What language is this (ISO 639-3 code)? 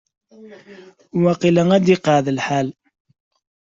kab